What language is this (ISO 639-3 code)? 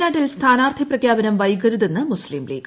mal